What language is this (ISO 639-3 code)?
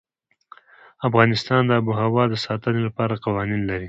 pus